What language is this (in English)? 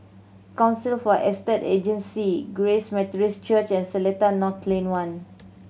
English